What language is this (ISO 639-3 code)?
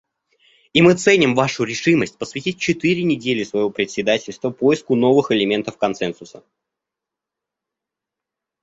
rus